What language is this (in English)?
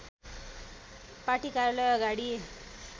Nepali